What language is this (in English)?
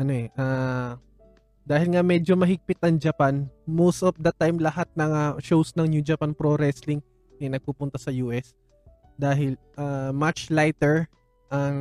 Filipino